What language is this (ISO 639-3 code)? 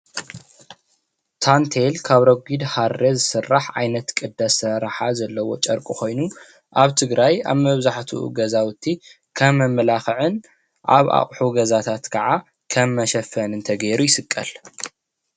tir